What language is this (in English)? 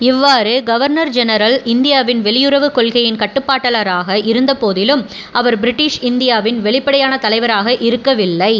Tamil